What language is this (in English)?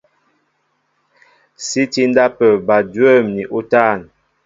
Mbo (Cameroon)